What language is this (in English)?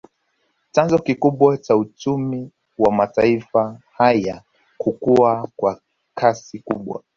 Swahili